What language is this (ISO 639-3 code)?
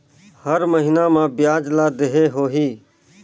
hne